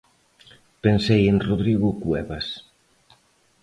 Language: Galician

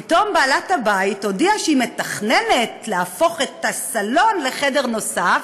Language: Hebrew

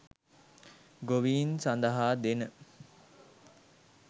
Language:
Sinhala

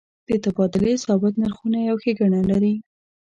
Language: Pashto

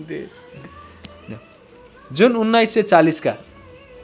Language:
Nepali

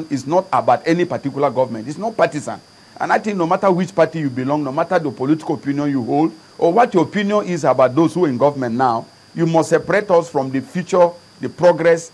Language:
English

